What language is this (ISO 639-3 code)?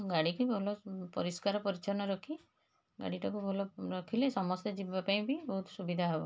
ori